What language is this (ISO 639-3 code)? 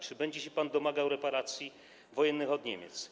pol